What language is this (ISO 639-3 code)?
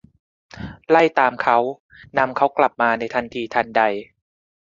tha